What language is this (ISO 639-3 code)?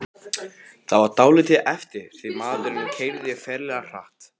isl